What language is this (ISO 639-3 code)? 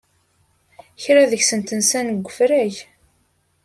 kab